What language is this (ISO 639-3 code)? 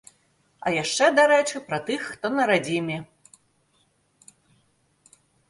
bel